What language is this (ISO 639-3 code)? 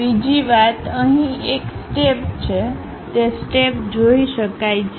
guj